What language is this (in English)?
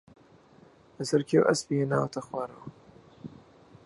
Central Kurdish